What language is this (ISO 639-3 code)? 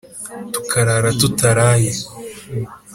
kin